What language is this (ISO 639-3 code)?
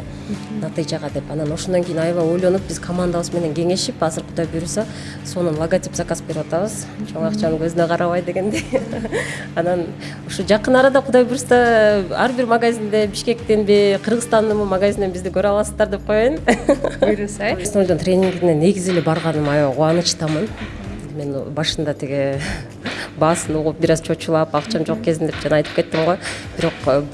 tur